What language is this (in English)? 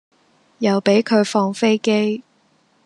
Cantonese